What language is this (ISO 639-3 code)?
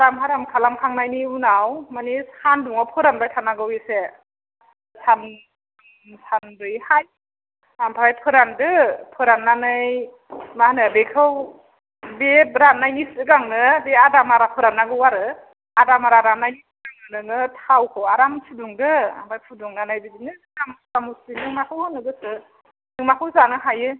brx